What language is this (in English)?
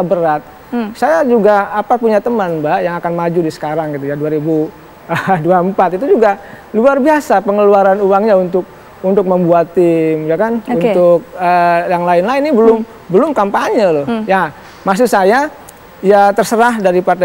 Indonesian